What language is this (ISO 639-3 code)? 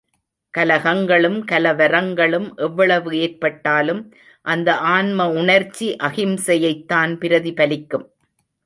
tam